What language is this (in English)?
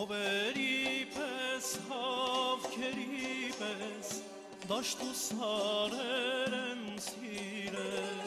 Romanian